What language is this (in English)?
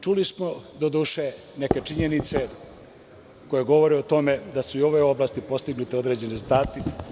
Serbian